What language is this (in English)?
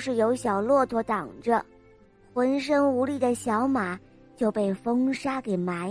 Chinese